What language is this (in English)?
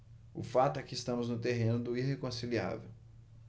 Portuguese